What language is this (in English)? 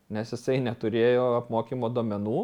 Lithuanian